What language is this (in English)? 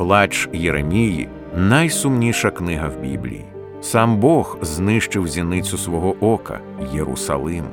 Ukrainian